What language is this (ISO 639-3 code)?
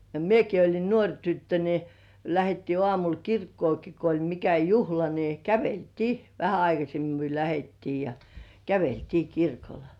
fin